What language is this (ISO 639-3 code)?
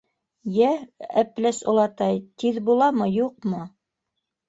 bak